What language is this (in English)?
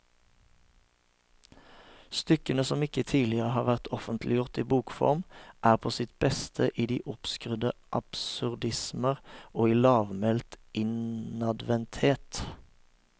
Norwegian